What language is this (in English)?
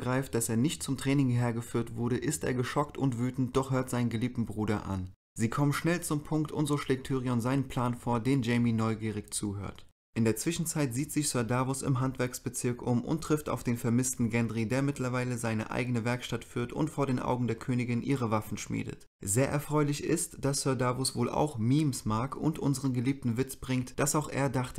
German